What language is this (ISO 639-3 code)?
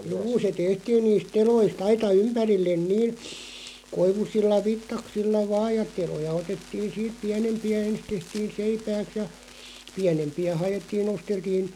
fin